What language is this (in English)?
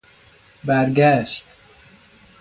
Persian